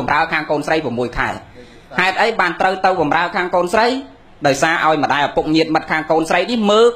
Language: Thai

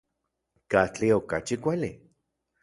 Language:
Central Puebla Nahuatl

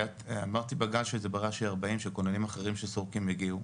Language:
Hebrew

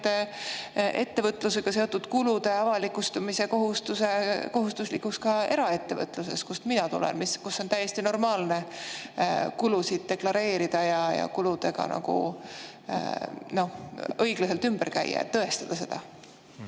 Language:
Estonian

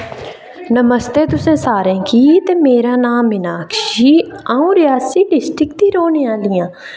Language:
Dogri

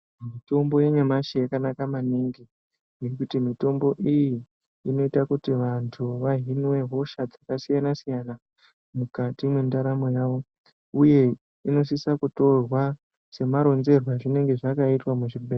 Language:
Ndau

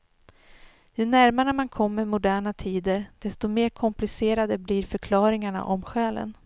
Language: Swedish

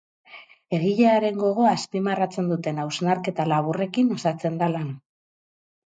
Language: Basque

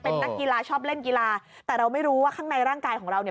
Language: Thai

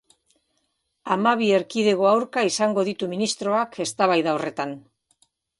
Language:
Basque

